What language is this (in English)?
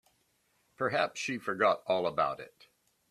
English